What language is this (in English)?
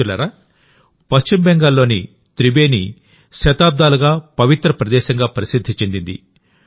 Telugu